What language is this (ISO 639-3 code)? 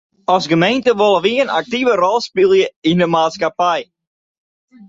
fry